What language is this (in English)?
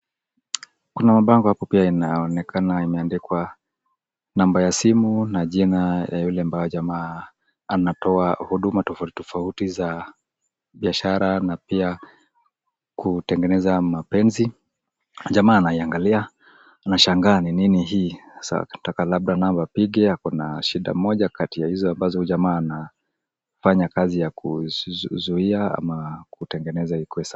Swahili